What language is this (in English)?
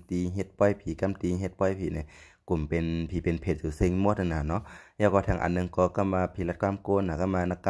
Thai